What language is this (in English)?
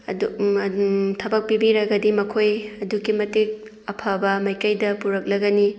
Manipuri